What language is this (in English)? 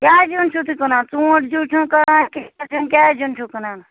Kashmiri